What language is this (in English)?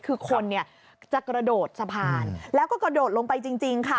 Thai